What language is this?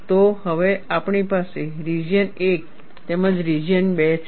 Gujarati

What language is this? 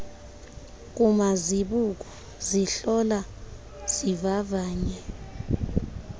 Xhosa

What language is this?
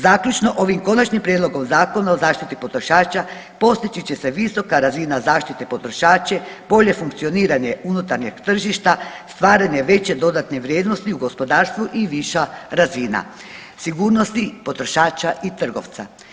Croatian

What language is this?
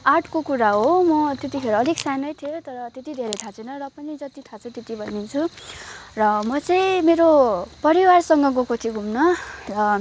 Nepali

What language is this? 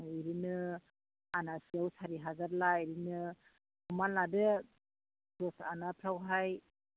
Bodo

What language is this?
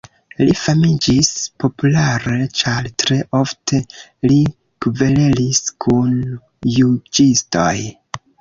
Esperanto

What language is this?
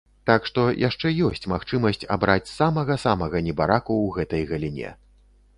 Belarusian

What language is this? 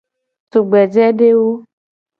Gen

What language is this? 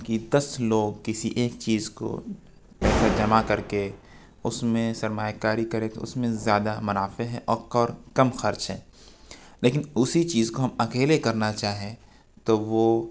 Urdu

